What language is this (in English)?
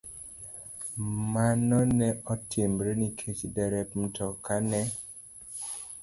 Luo (Kenya and Tanzania)